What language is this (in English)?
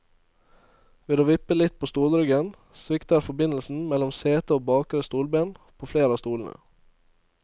Norwegian